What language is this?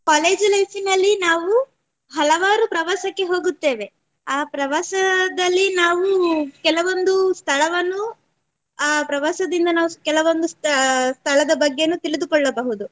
Kannada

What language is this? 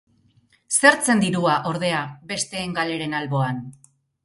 Basque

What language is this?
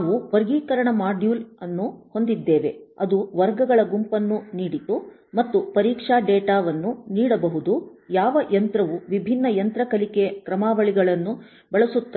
Kannada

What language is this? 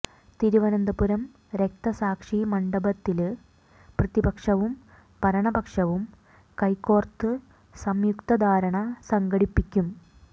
Malayalam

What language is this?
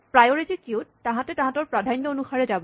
Assamese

